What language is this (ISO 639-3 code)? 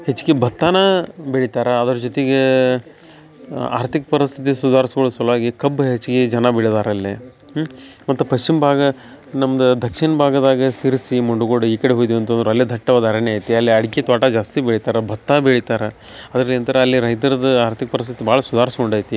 kan